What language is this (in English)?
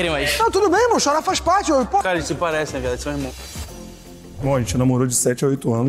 Portuguese